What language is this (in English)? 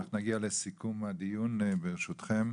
Hebrew